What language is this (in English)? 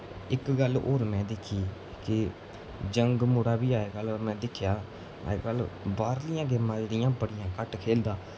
Dogri